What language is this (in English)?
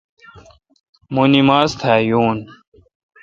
Kalkoti